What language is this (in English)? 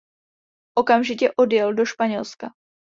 Czech